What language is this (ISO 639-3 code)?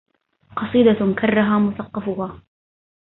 ara